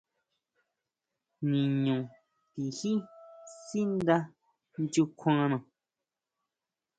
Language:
Huautla Mazatec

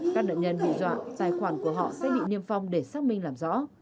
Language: Vietnamese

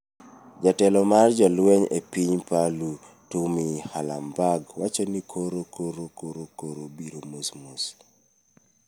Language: Luo (Kenya and Tanzania)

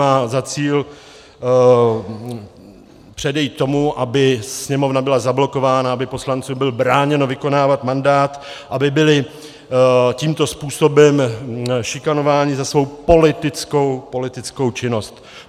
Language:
Czech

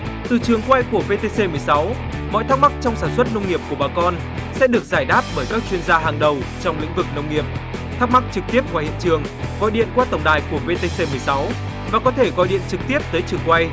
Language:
Vietnamese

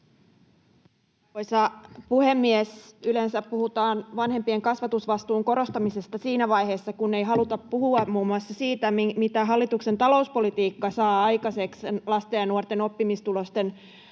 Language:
Finnish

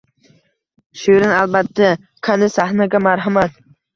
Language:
Uzbek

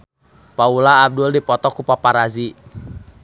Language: Sundanese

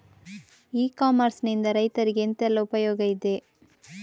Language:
Kannada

